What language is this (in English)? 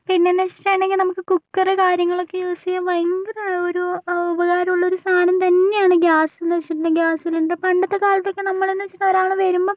Malayalam